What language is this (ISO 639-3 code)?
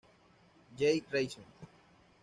spa